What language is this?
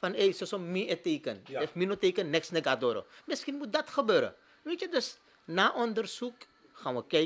Dutch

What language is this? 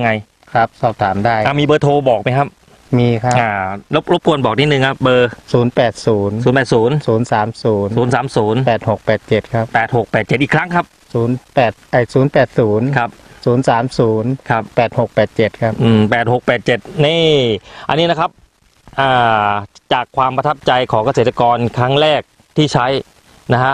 Thai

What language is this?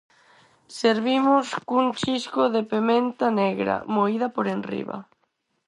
Galician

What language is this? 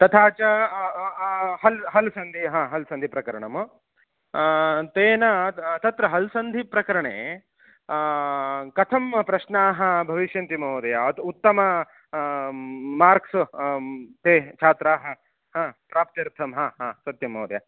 Sanskrit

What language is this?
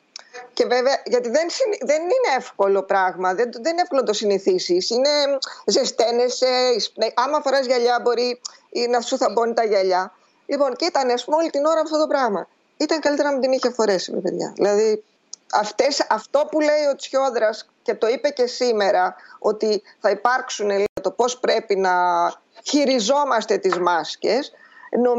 Greek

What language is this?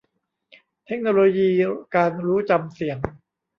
Thai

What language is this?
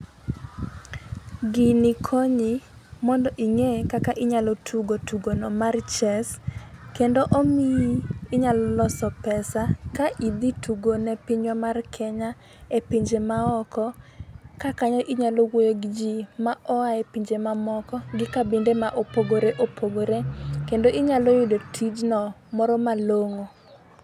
Luo (Kenya and Tanzania)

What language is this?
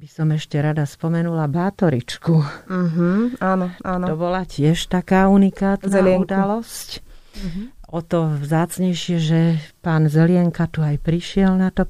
Slovak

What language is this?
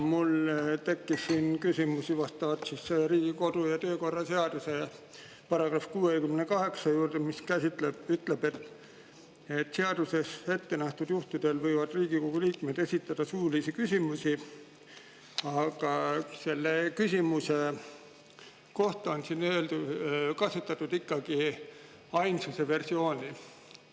Estonian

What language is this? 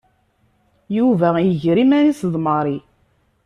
Kabyle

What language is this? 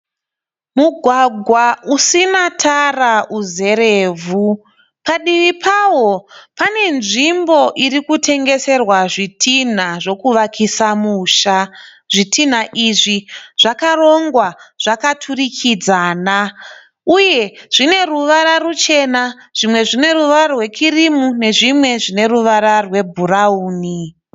Shona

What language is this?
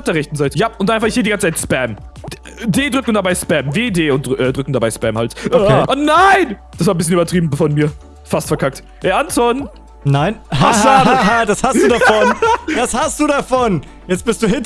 German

